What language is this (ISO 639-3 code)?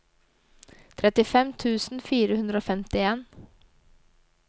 nor